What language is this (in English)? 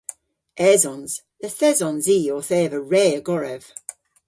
Cornish